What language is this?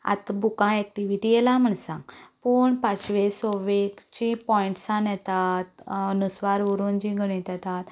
Konkani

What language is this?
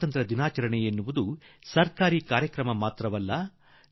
Kannada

